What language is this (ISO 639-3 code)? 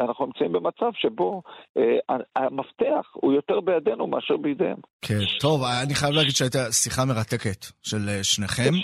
heb